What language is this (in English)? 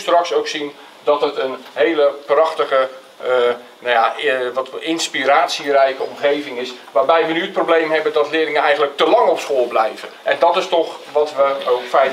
Dutch